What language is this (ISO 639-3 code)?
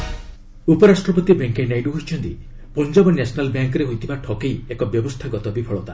ori